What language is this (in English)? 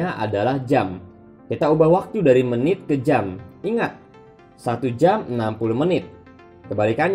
Indonesian